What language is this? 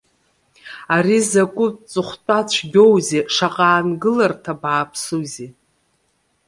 Abkhazian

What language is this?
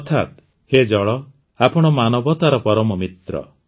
Odia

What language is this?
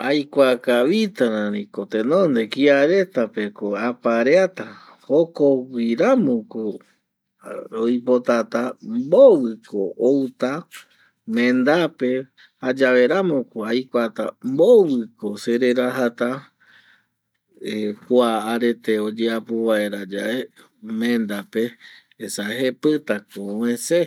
Eastern Bolivian Guaraní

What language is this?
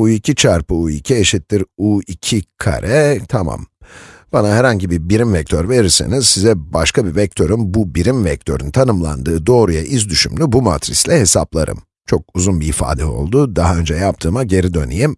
Turkish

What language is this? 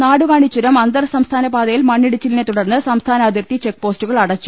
Malayalam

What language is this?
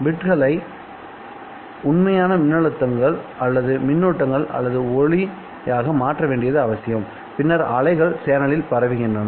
Tamil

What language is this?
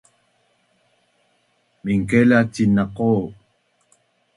Bunun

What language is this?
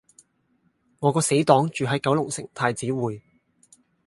Cantonese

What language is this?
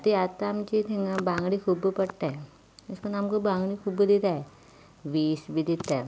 Konkani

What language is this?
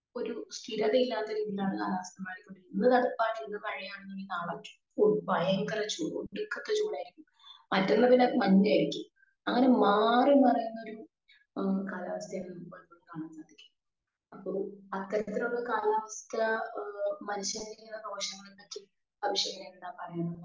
Malayalam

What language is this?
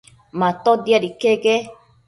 Matsés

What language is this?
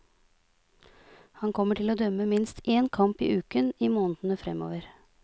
Norwegian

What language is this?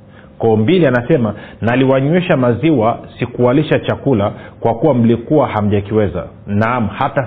Swahili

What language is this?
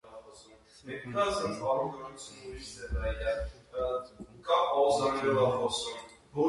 Armenian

